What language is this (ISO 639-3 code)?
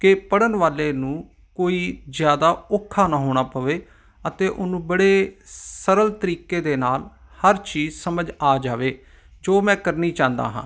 pan